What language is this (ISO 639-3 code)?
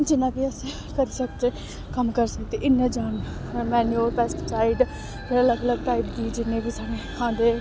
doi